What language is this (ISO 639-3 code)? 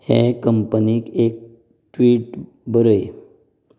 kok